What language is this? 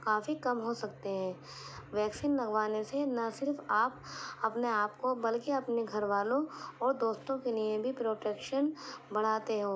Urdu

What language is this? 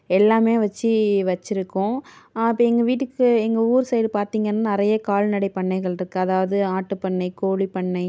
Tamil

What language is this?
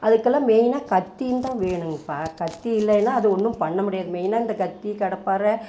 Tamil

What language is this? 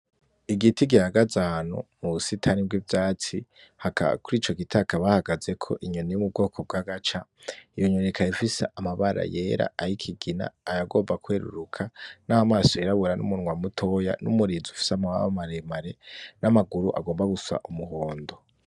Rundi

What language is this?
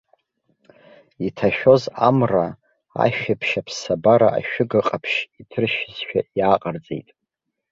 Abkhazian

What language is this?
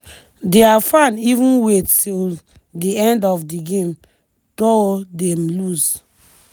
Nigerian Pidgin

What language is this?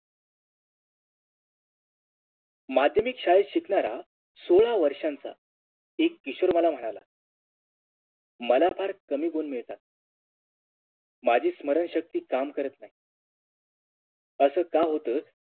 Marathi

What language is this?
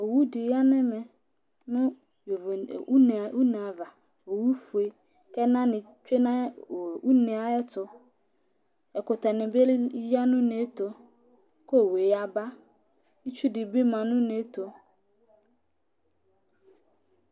Ikposo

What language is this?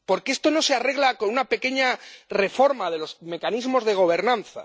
Spanish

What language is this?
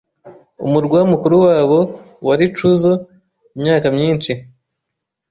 Kinyarwanda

